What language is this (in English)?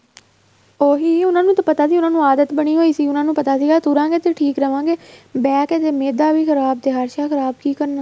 Punjabi